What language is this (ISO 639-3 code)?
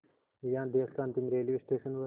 hin